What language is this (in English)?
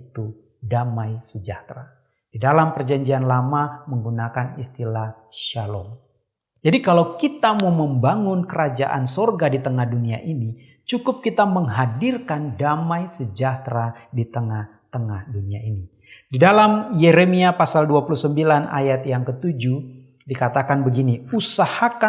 Indonesian